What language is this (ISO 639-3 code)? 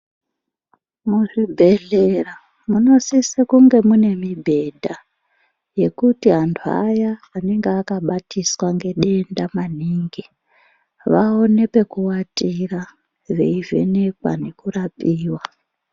ndc